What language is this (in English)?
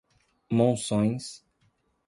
Portuguese